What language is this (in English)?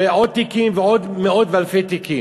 Hebrew